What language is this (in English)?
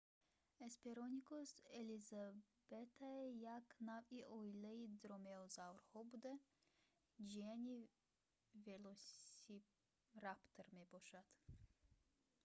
Tajik